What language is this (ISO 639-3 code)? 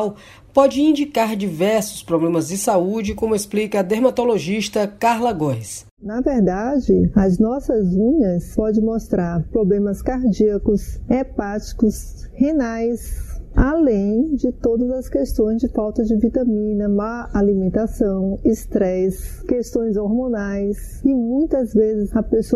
por